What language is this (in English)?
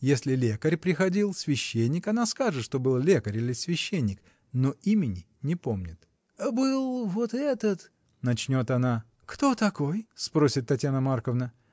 Russian